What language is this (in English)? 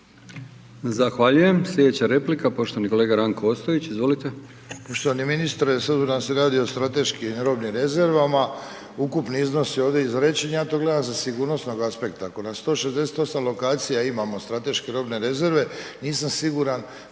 Croatian